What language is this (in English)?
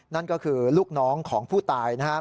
Thai